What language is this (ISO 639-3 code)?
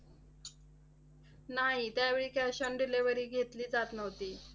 mar